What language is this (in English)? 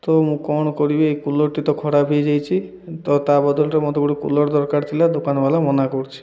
Odia